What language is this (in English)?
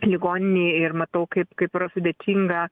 Lithuanian